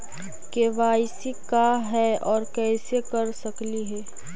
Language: Magahi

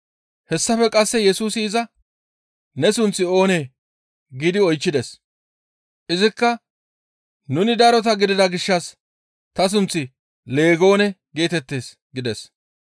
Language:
Gamo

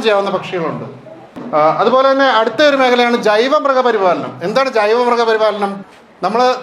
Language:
Malayalam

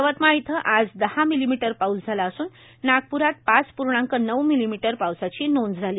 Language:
Marathi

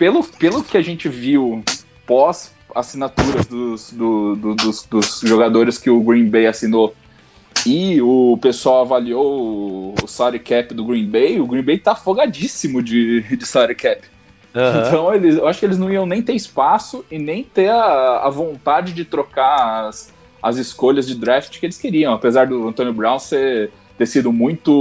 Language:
Portuguese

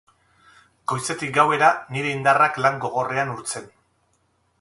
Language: Basque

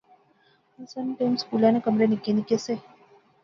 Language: Pahari-Potwari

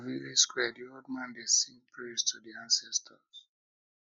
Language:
Nigerian Pidgin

